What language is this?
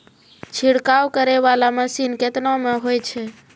Maithili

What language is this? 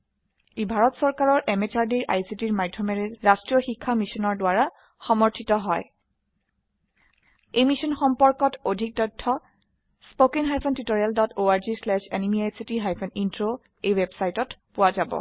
Assamese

